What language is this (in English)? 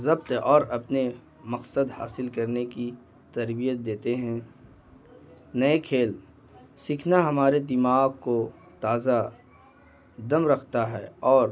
Urdu